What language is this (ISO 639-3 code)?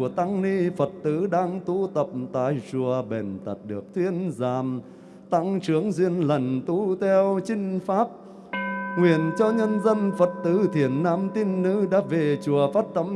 vie